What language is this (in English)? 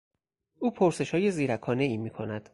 Persian